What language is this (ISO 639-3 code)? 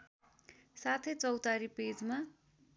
nep